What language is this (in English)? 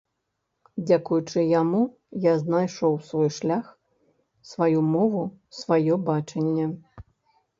Belarusian